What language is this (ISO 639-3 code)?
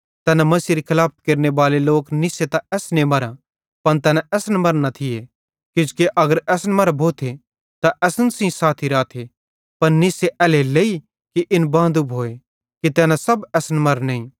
bhd